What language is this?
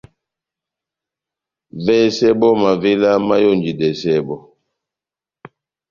Batanga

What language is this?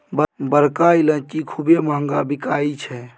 Maithili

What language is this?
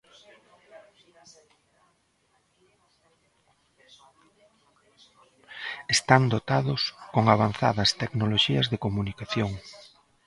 Galician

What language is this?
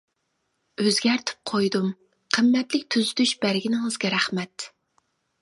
Uyghur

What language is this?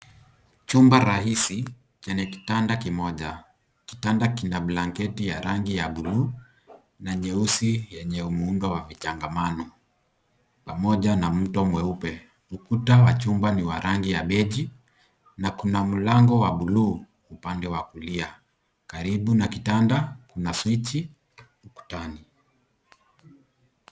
Swahili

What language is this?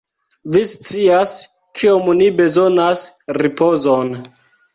Esperanto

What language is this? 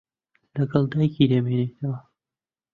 Central Kurdish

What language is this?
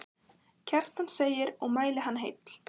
Icelandic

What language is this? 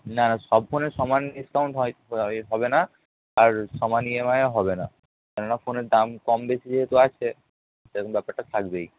Bangla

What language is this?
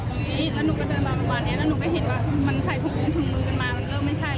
Thai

